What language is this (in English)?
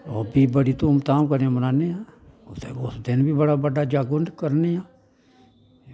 Dogri